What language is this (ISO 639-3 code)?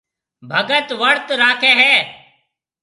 mve